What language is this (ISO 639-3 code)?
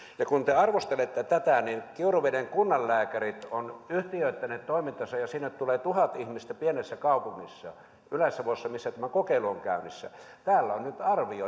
fin